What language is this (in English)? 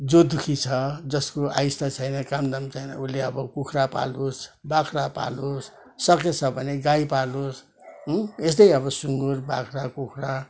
Nepali